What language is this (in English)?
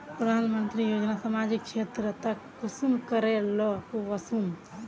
Magahi